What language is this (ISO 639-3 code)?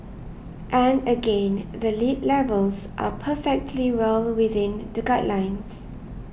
eng